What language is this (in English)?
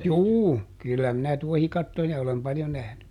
Finnish